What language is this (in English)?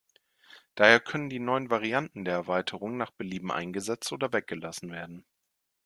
German